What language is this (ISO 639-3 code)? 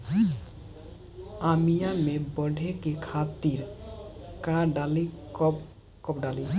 bho